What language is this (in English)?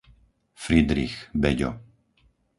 Slovak